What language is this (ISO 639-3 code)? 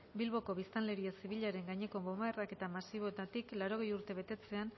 eus